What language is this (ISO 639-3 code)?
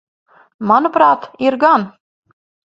lav